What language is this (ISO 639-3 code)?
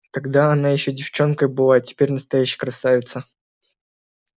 rus